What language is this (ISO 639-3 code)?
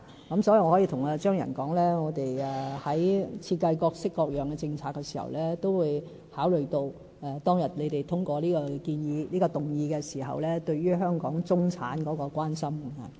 yue